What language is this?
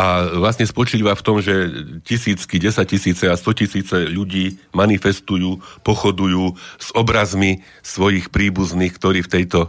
Slovak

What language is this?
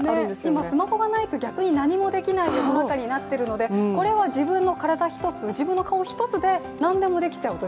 Japanese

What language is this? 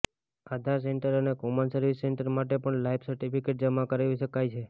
Gujarati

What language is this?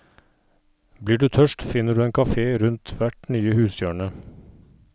Norwegian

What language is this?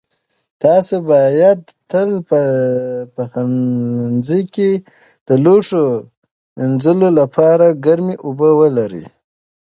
Pashto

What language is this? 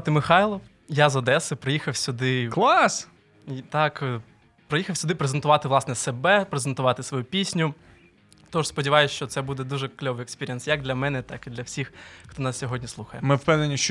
Ukrainian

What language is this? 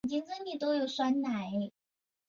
Chinese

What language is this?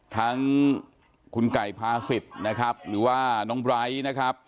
Thai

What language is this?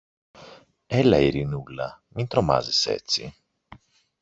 Greek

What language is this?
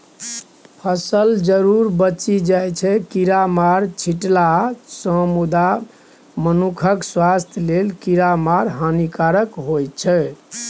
Maithili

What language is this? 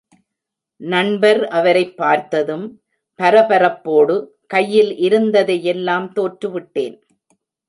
Tamil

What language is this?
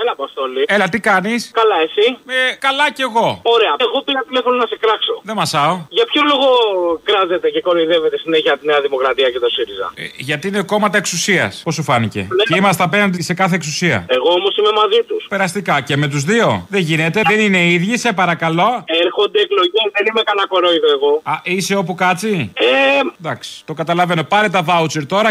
Greek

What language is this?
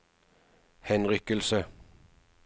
Norwegian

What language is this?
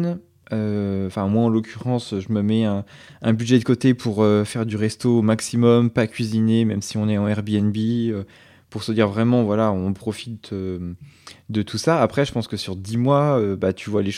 French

